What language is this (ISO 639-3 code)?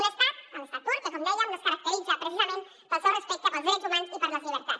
cat